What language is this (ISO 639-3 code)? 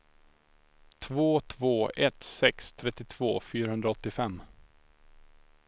swe